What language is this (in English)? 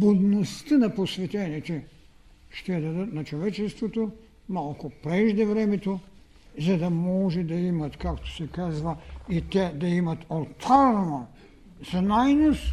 Bulgarian